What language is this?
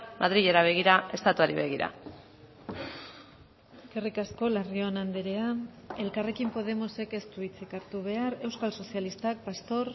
Basque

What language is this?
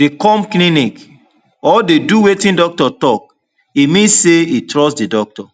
Nigerian Pidgin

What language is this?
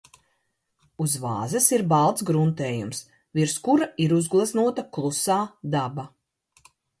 Latvian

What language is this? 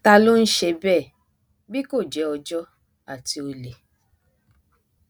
Yoruba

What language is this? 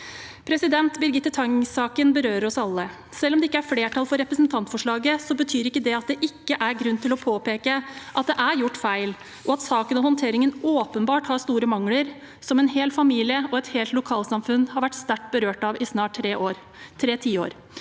Norwegian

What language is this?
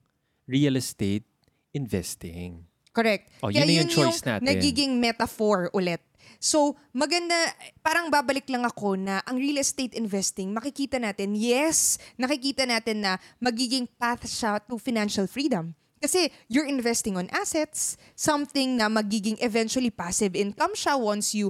Filipino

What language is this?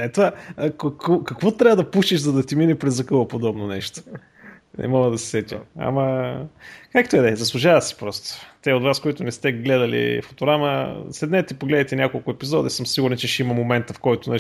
Bulgarian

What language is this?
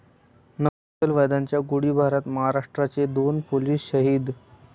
Marathi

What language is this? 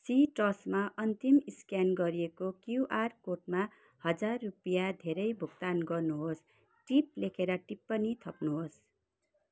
Nepali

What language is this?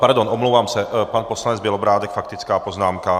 Czech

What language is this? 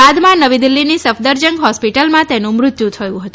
Gujarati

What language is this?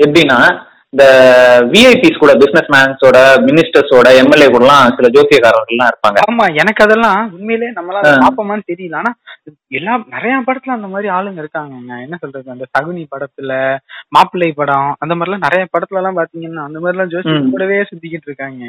Tamil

